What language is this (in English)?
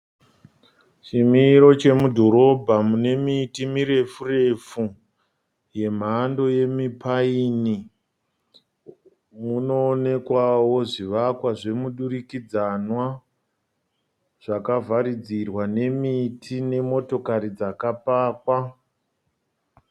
Shona